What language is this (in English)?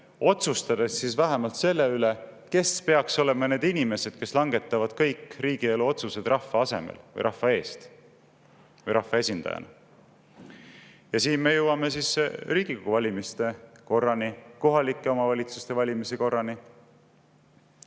Estonian